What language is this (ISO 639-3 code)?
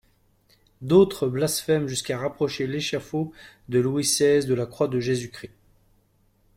fra